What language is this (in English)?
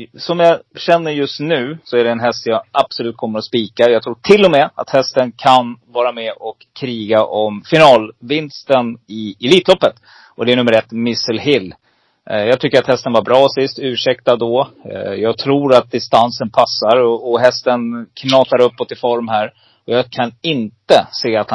Swedish